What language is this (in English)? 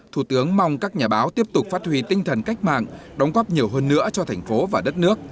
Vietnamese